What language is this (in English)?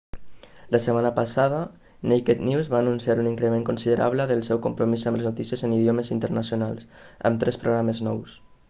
Catalan